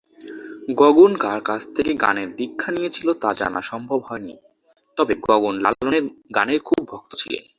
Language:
Bangla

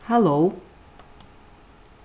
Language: Faroese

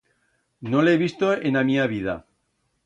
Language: Aragonese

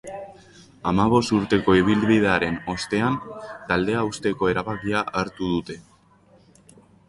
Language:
Basque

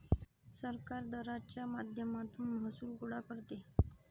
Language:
Marathi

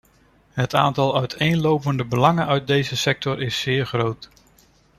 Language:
Dutch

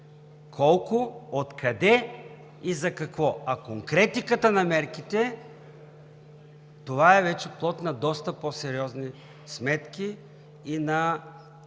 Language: Bulgarian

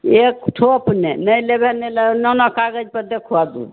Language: Maithili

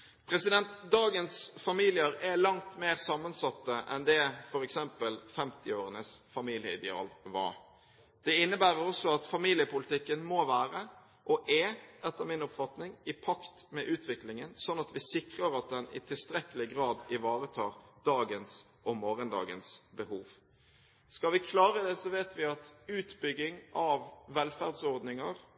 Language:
Norwegian Bokmål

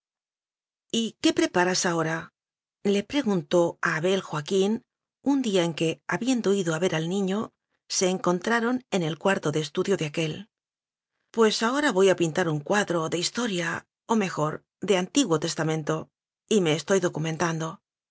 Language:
Spanish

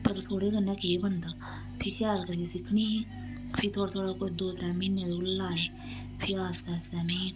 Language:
Dogri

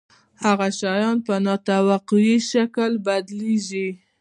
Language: Pashto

